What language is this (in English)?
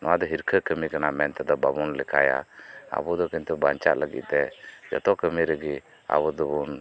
Santali